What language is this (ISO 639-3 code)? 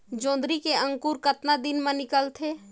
hne